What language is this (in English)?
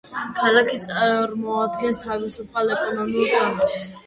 Georgian